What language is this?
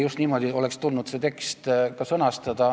Estonian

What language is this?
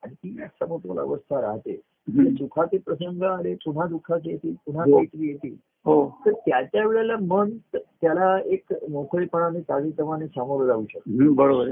Marathi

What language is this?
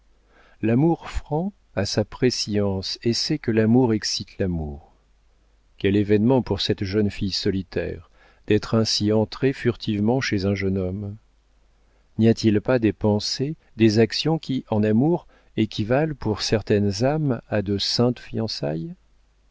French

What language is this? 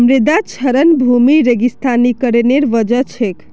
Magahi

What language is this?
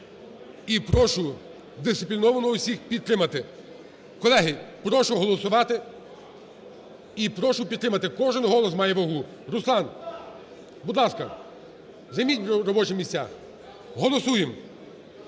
Ukrainian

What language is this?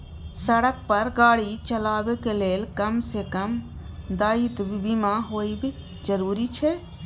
Maithili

